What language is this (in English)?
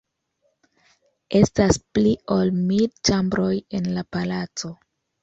Esperanto